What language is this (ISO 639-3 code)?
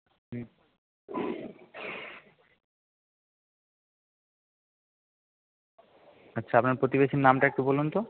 ben